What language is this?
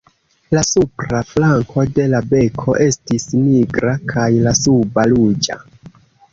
Esperanto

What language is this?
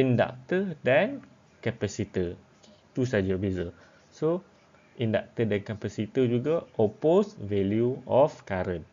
Malay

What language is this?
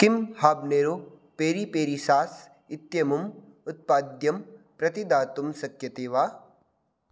Sanskrit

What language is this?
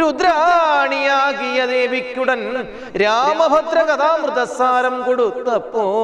Malayalam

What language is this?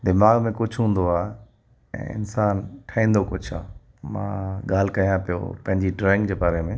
Sindhi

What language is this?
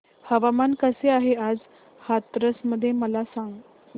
Marathi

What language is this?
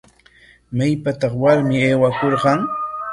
Corongo Ancash Quechua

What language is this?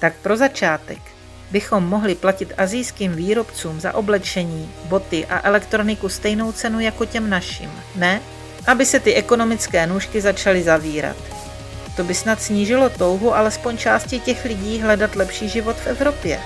Czech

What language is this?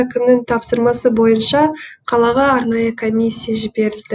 Kazakh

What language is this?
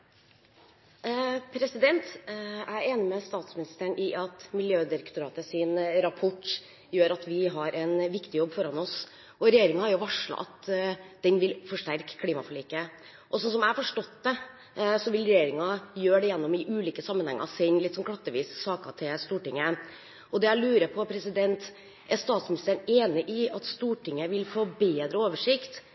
Norwegian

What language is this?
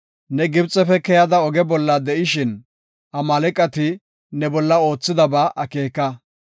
Gofa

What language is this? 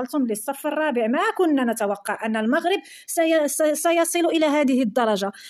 Arabic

